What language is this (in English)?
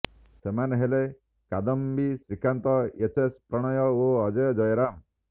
Odia